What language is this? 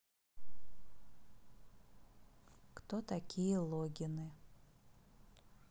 Russian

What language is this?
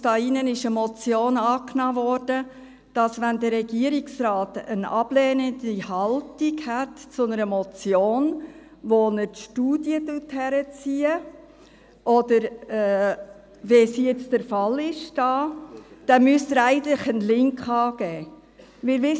Swiss German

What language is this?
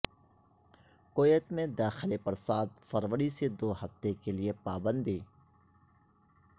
Urdu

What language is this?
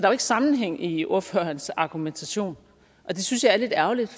Danish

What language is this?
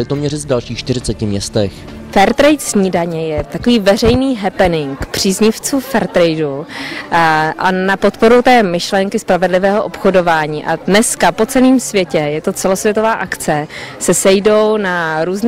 Czech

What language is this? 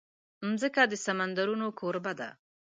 Pashto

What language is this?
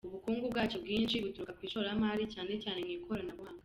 Kinyarwanda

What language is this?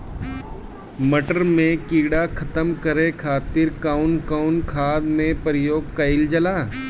Bhojpuri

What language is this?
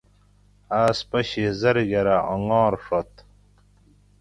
Gawri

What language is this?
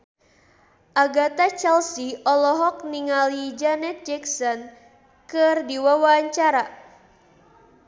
Sundanese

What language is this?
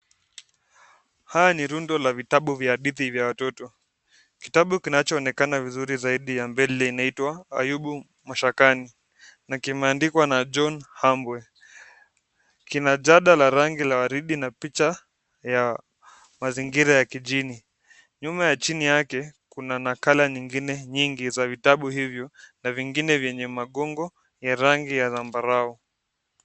Swahili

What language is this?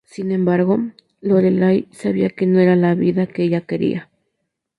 Spanish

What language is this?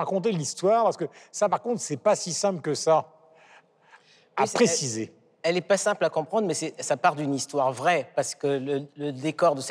French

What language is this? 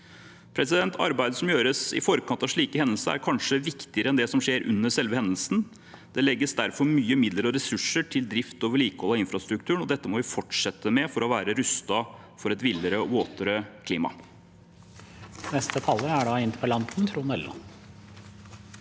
Norwegian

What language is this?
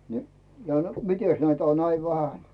Finnish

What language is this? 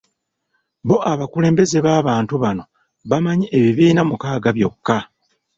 Ganda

